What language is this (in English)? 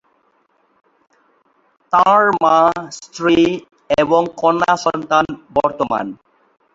Bangla